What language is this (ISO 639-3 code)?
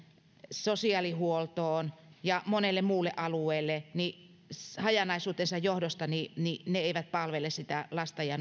fin